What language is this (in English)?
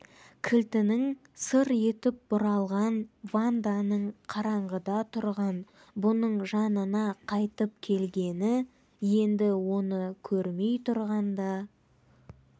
Kazakh